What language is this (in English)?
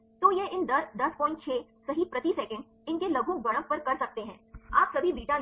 Hindi